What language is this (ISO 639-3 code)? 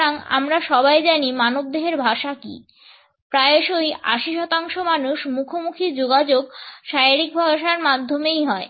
ben